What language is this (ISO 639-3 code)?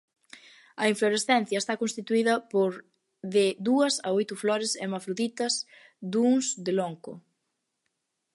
glg